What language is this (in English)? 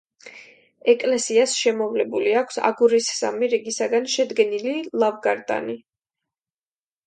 Georgian